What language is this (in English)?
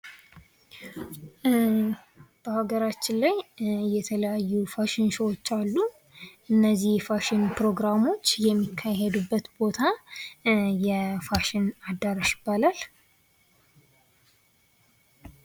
Amharic